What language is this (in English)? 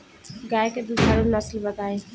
Bhojpuri